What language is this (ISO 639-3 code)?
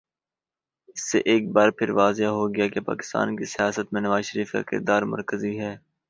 urd